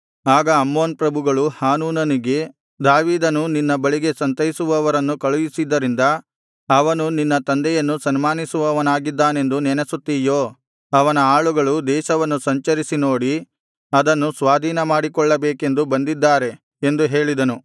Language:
Kannada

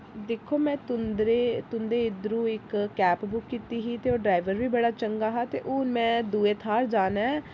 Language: Dogri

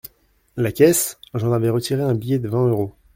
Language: French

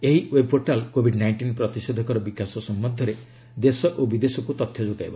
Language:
Odia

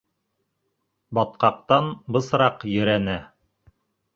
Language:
Bashkir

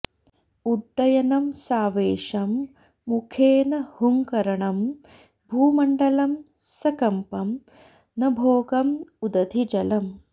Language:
Sanskrit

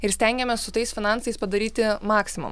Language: Lithuanian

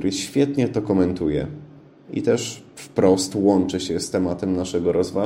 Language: Polish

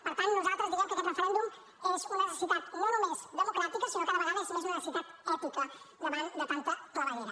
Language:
Catalan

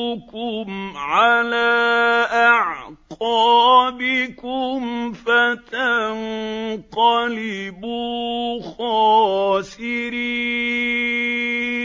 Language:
Arabic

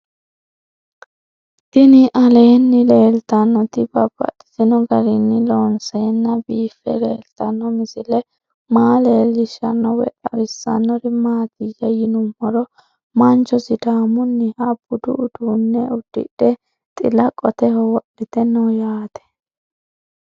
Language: Sidamo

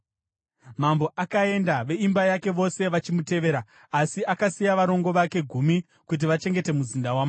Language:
Shona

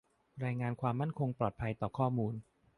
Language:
Thai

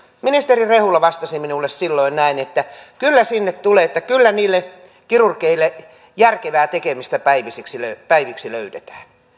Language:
Finnish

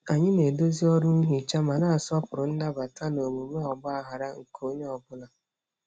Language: Igbo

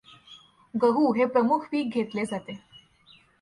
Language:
Marathi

